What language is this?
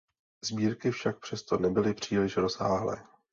Czech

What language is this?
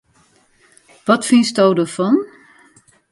Western Frisian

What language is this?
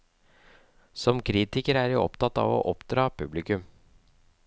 Norwegian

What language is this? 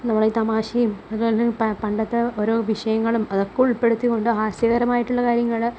Malayalam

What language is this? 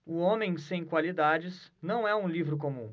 Portuguese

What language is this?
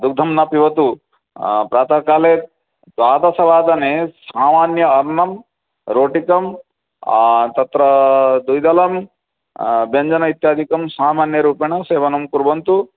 Sanskrit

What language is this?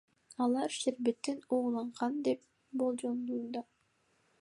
Kyrgyz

